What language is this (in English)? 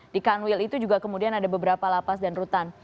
Indonesian